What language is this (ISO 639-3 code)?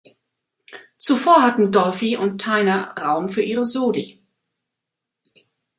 deu